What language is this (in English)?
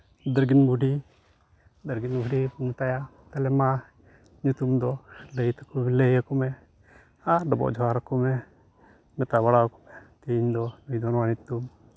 Santali